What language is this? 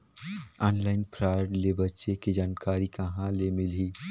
Chhattisgarhi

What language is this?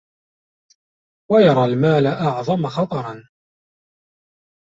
Arabic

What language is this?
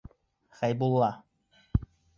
Bashkir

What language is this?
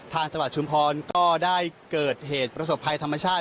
Thai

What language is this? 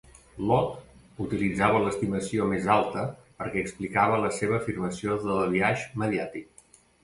Catalan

